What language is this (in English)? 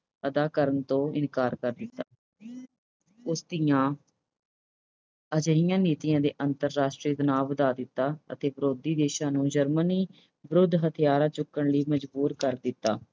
Punjabi